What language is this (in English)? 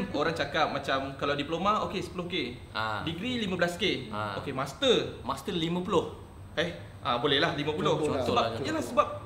Malay